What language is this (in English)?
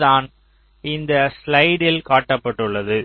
Tamil